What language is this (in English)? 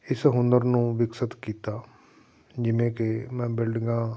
Punjabi